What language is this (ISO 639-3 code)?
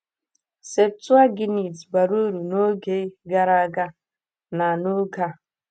ibo